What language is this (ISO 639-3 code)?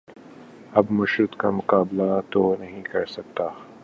urd